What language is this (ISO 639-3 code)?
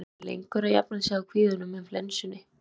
isl